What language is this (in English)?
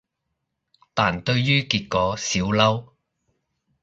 Cantonese